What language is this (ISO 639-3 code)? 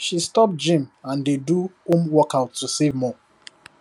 pcm